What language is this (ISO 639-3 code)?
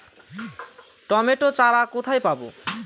ben